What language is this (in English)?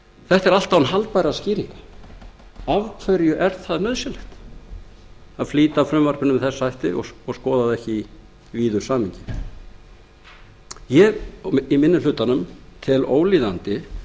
Icelandic